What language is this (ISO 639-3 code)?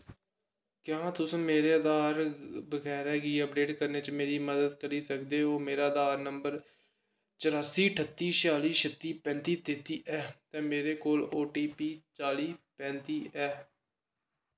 doi